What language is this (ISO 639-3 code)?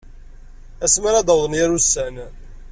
kab